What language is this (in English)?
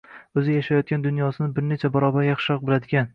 Uzbek